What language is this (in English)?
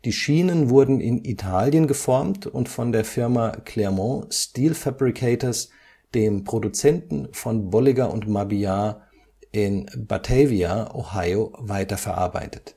German